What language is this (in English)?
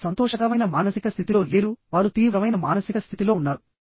Telugu